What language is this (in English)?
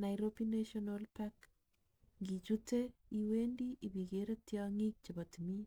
Kalenjin